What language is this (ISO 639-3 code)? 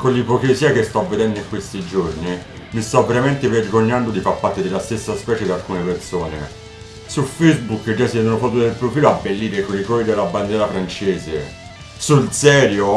ita